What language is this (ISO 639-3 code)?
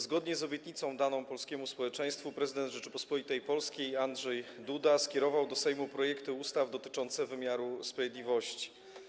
pol